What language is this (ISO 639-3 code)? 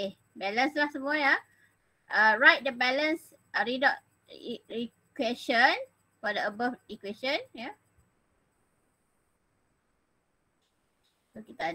msa